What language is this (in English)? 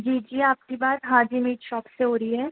Urdu